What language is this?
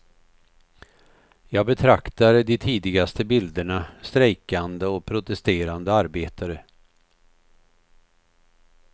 Swedish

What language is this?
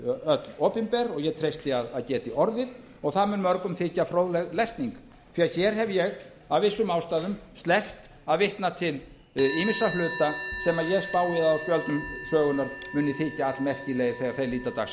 Icelandic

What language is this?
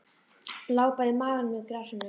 Icelandic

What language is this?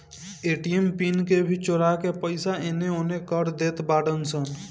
Bhojpuri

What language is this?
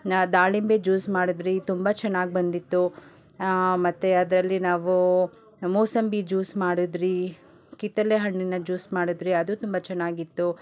Kannada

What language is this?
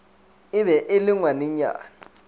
Northern Sotho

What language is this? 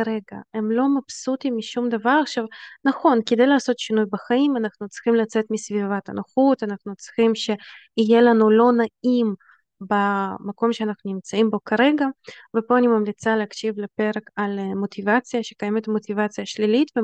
Hebrew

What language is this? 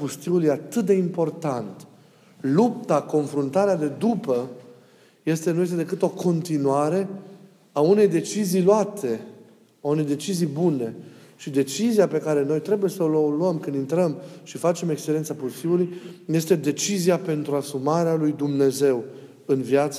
Romanian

